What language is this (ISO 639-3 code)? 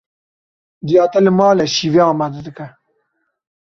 kur